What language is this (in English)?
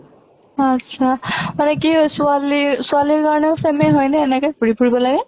Assamese